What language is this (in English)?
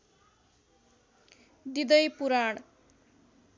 Nepali